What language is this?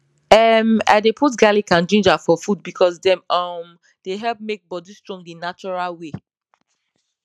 Nigerian Pidgin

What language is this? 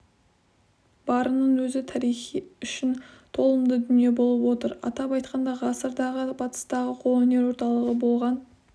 Kazakh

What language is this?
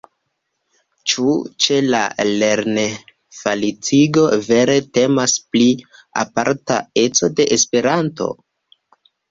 Esperanto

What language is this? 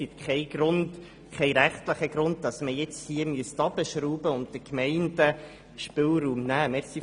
Swiss German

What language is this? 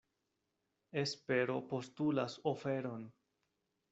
Esperanto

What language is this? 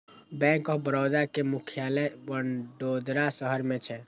Maithili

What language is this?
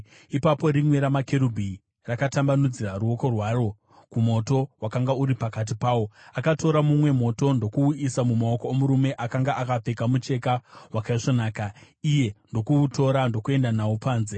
Shona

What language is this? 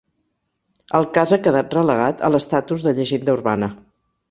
Catalan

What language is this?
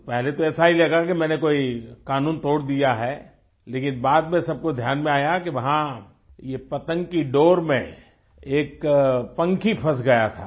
Hindi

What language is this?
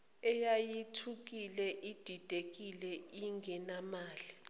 Zulu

